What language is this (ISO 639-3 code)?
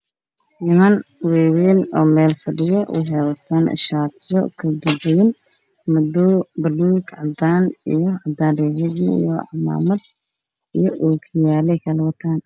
som